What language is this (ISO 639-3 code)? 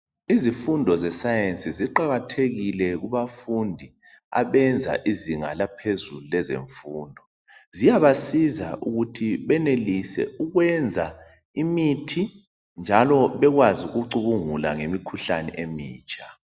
nde